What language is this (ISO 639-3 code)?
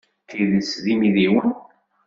kab